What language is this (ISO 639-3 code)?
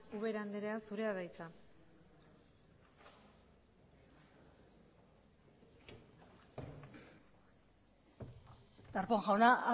eus